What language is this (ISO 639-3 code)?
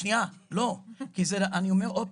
heb